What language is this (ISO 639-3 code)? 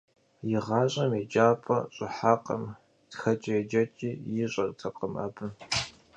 kbd